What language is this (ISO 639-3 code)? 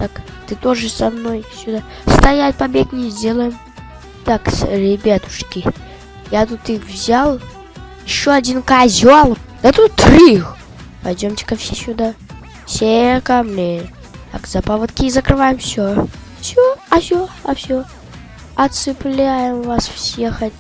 rus